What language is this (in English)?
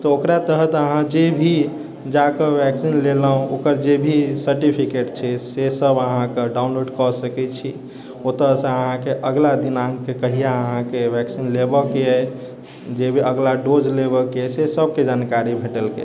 Maithili